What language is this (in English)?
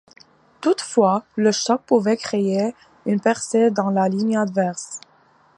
French